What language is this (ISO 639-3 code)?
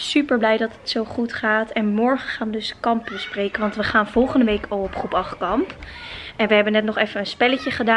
nld